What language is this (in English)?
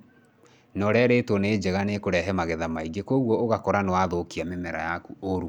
Kikuyu